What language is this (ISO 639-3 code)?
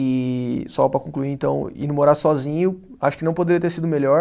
por